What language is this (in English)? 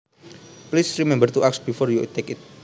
Javanese